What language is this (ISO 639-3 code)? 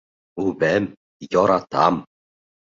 bak